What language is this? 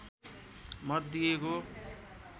Nepali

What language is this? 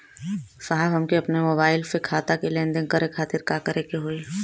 Bhojpuri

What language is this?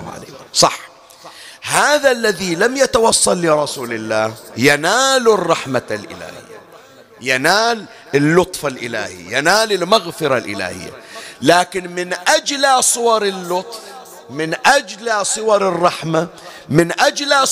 Arabic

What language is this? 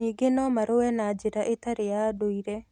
Kikuyu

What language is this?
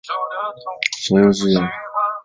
Chinese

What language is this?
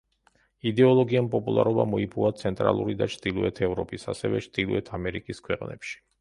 Georgian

